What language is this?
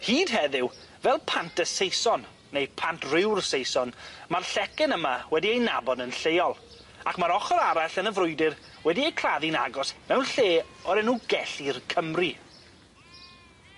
Welsh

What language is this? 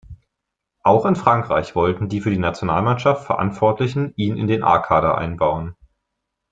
German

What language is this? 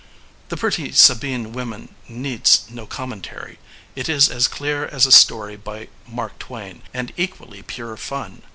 English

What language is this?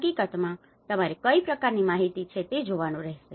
Gujarati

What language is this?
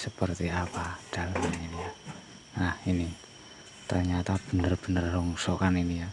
Indonesian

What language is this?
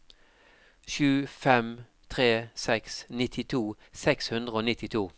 Norwegian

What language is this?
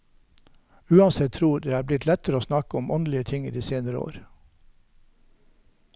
Norwegian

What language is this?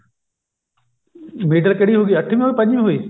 Punjabi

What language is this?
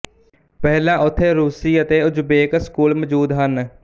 Punjabi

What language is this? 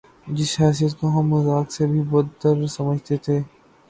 Urdu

